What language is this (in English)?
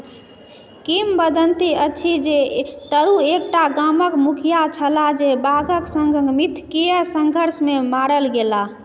Maithili